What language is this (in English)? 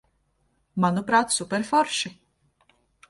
Latvian